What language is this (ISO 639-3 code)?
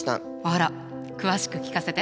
jpn